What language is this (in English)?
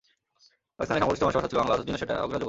Bangla